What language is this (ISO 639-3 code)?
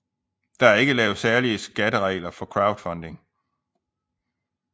dan